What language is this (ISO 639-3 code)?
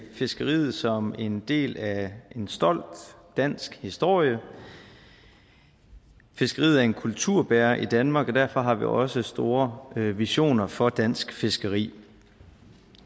dan